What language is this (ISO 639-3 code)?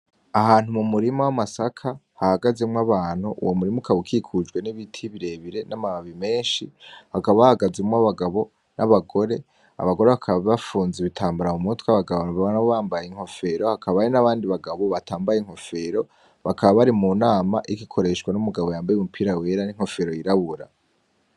run